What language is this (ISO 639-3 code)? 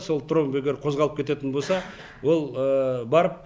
kaz